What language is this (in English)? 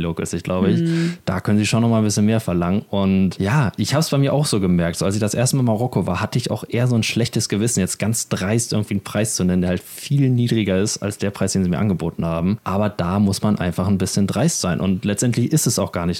German